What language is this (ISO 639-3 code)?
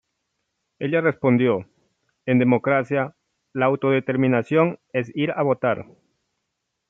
spa